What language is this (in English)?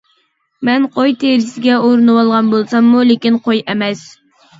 Uyghur